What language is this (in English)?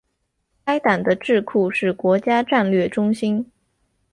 Chinese